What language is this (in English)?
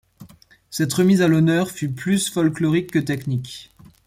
French